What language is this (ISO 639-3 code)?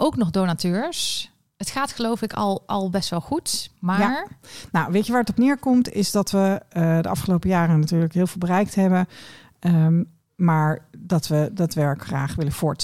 nld